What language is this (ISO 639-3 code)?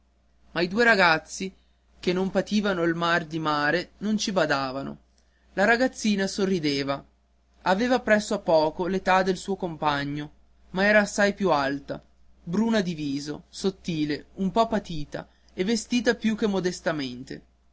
ita